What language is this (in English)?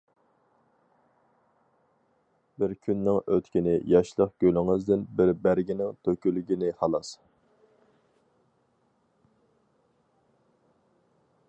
Uyghur